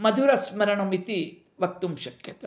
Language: Sanskrit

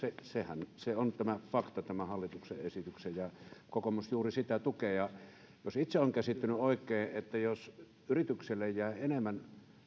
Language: Finnish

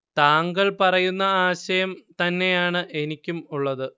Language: Malayalam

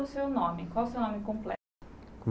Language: Portuguese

